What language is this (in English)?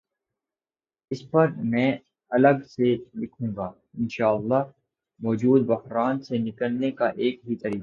Urdu